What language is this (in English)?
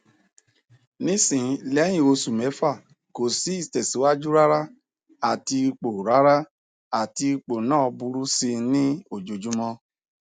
Yoruba